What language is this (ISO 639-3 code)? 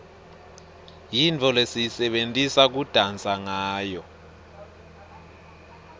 ssw